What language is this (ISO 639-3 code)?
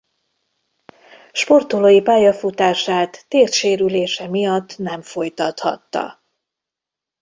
hun